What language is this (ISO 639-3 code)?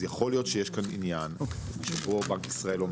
heb